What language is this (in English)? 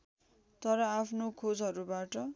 Nepali